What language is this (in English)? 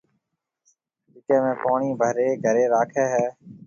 Marwari (Pakistan)